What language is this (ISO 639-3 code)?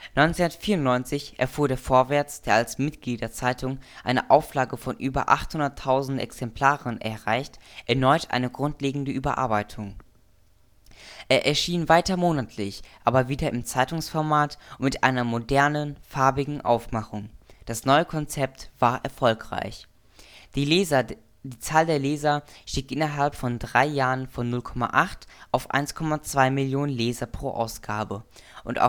deu